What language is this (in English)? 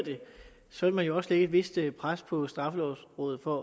Danish